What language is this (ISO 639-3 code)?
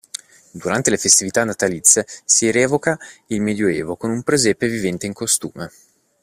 ita